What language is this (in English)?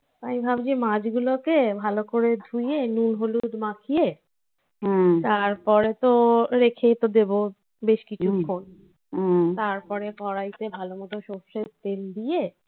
Bangla